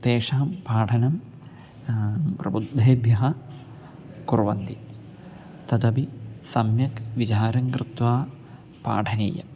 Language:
Sanskrit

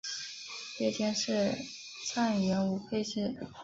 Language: Chinese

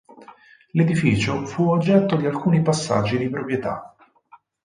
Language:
Italian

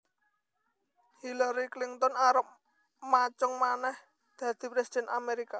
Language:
Javanese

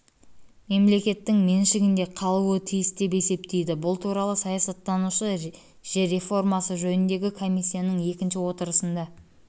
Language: Kazakh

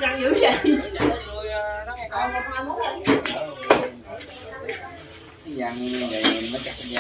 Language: Vietnamese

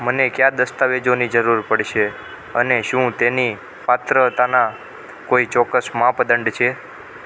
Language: Gujarati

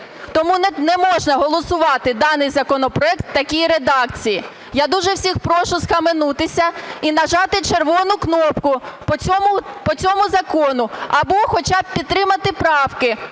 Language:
Ukrainian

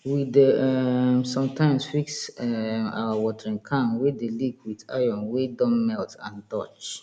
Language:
Nigerian Pidgin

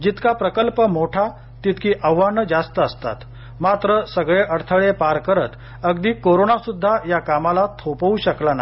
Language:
Marathi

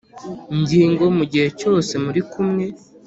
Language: Kinyarwanda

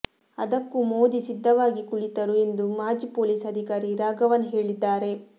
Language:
Kannada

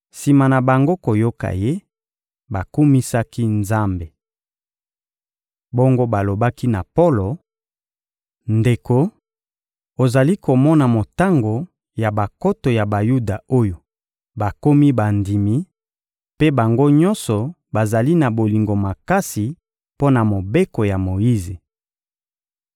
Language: Lingala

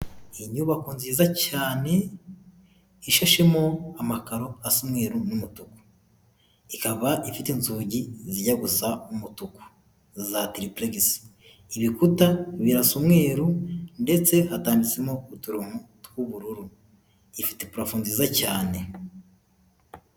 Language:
Kinyarwanda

